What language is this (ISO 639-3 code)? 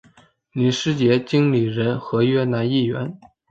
zho